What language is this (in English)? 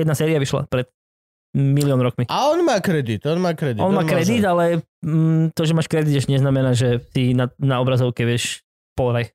Slovak